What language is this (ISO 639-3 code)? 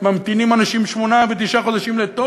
heb